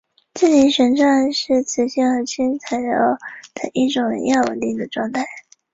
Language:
Chinese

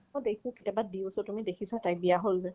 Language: Assamese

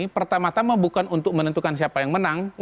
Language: Indonesian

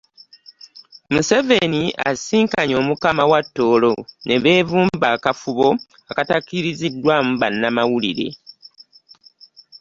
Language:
Ganda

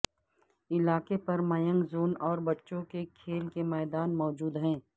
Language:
Urdu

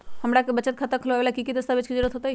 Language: Magahi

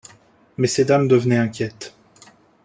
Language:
French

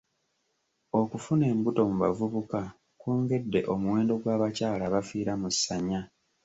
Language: Ganda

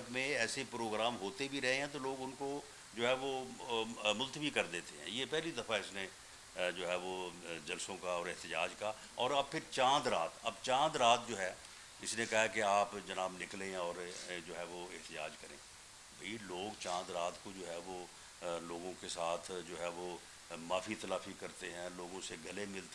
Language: Urdu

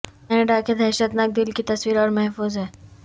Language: Urdu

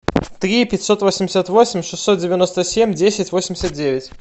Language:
Russian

